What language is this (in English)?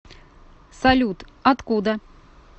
Russian